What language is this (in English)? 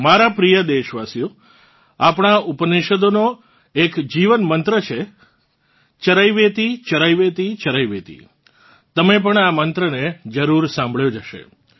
Gujarati